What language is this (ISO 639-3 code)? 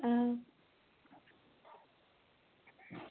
doi